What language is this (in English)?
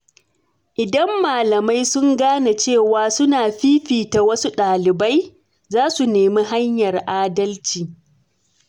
Hausa